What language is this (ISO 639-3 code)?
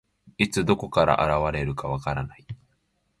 jpn